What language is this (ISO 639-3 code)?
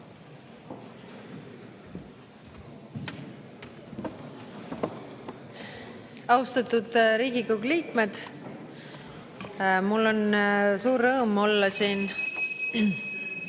est